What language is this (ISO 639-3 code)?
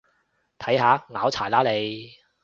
yue